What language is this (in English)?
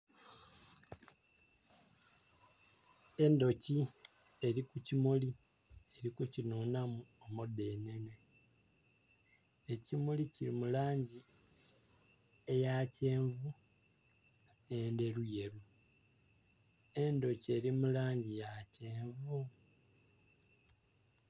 Soga